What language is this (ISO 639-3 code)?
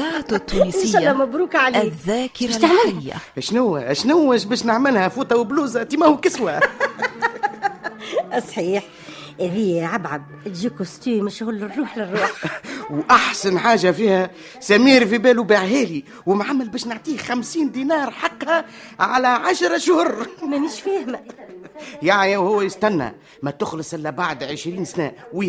ara